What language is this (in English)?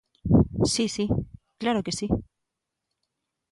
Galician